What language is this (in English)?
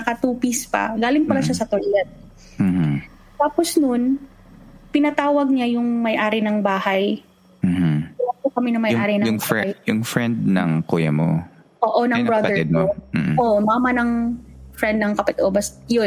Filipino